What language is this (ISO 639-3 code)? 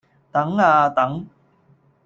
yue